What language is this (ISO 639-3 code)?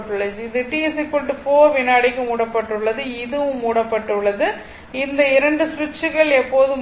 tam